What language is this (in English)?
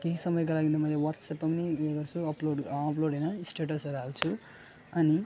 Nepali